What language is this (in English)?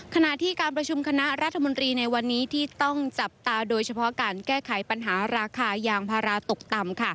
Thai